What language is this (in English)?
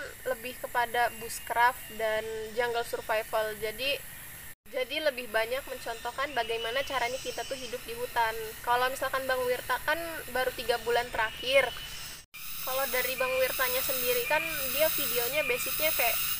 Indonesian